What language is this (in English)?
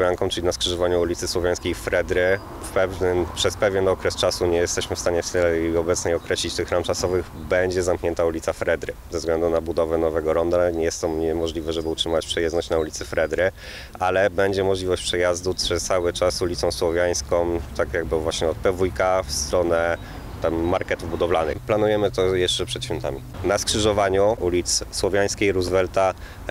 Polish